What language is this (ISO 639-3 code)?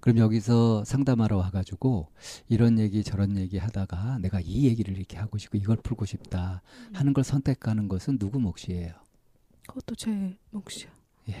kor